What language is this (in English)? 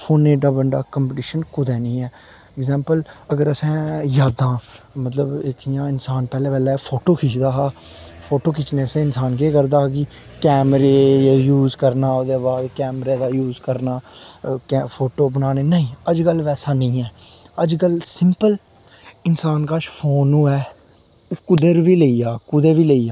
Dogri